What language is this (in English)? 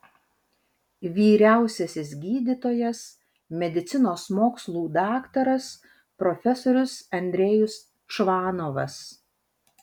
Lithuanian